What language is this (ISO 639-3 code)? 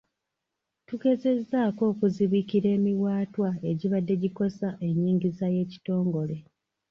lug